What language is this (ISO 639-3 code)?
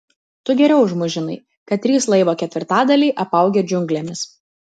lit